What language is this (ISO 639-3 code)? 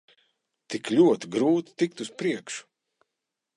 lav